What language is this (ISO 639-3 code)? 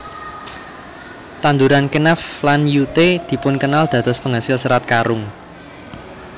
jav